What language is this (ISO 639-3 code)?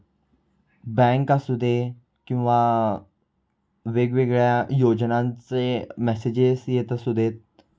mar